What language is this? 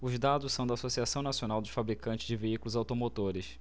Portuguese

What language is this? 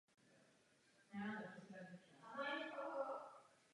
Czech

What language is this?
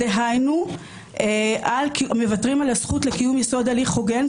Hebrew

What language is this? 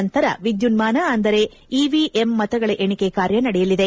Kannada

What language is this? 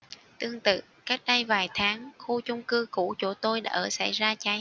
Vietnamese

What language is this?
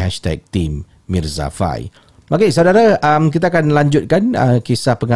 Malay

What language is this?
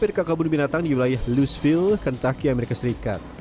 Indonesian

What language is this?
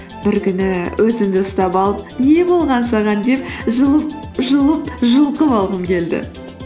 Kazakh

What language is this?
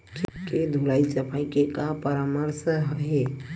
Chhattisgarhi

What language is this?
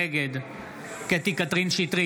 Hebrew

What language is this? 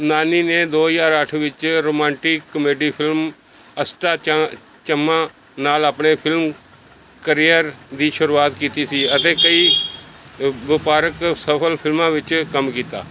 Punjabi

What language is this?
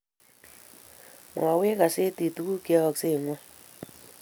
Kalenjin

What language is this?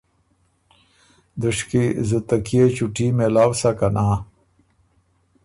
Ormuri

